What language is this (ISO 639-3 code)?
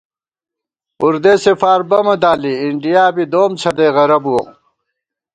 gwt